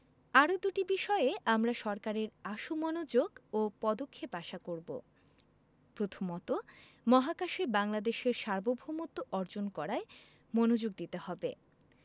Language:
Bangla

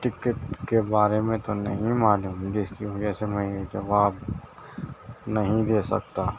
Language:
Urdu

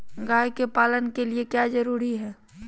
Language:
Magahi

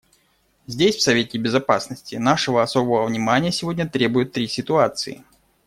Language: Russian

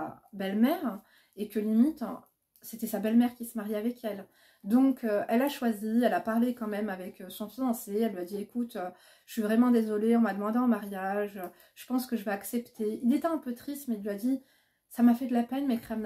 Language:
French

